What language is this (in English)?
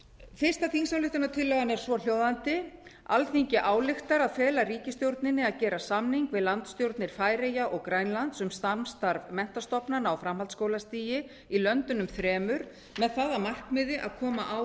Icelandic